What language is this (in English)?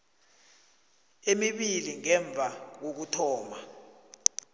South Ndebele